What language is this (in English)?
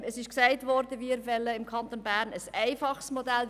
Swiss German